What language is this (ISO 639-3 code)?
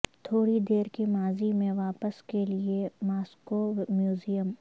urd